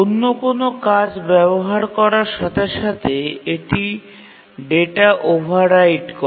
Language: Bangla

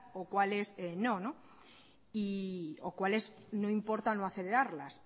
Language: Spanish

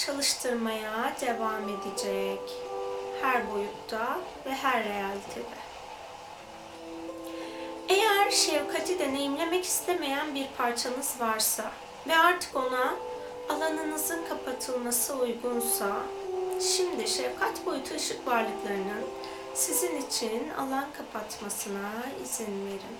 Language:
Turkish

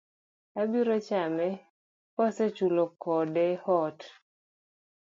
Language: Luo (Kenya and Tanzania)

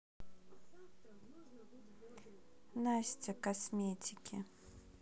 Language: Russian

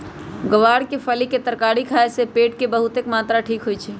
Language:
Magahi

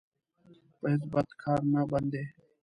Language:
Pashto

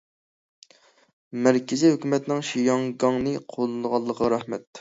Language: Uyghur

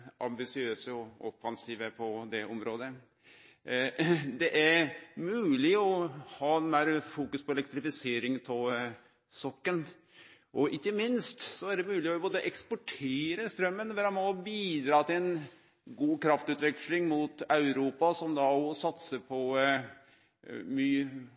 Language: Norwegian Nynorsk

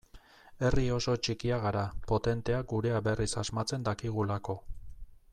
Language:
Basque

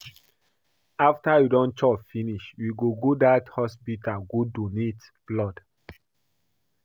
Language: Nigerian Pidgin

